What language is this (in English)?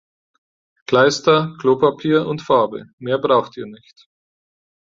German